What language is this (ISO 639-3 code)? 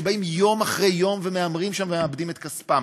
heb